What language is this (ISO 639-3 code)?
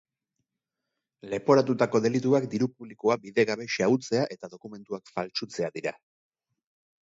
eus